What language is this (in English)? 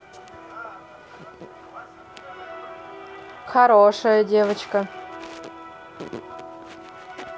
Russian